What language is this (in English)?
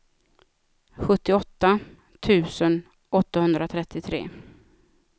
Swedish